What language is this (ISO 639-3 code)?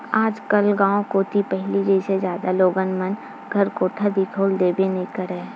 hne